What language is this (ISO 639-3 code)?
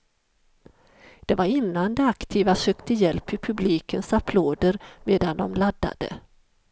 swe